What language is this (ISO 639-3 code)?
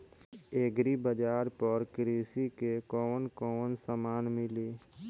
bho